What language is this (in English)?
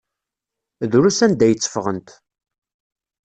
Kabyle